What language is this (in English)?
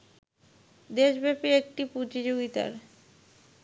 Bangla